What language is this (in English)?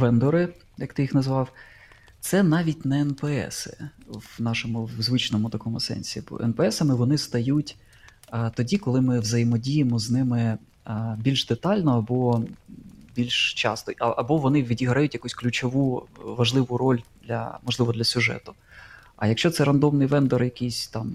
Ukrainian